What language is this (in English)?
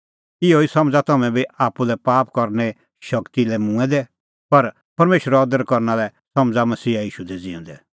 Kullu Pahari